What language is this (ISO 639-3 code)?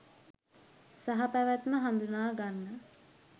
sin